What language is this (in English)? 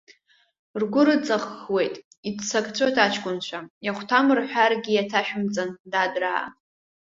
Abkhazian